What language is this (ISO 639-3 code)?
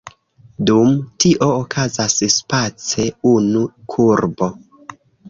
epo